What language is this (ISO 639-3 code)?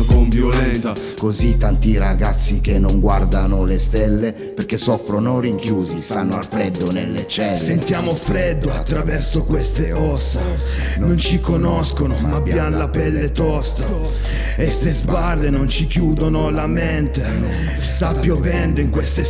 ita